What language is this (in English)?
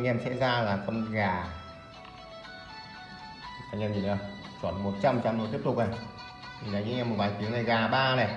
Vietnamese